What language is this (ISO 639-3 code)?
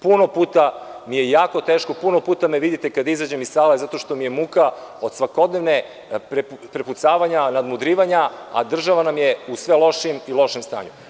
srp